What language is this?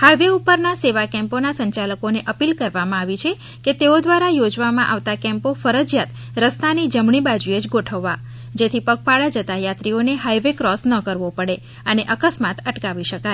Gujarati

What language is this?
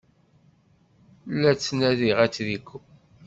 Kabyle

